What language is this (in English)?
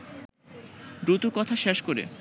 Bangla